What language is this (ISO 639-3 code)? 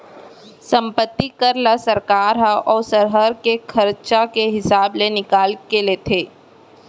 hne